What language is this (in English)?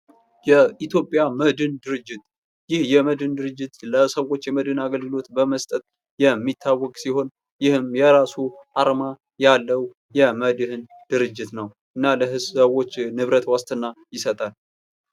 Amharic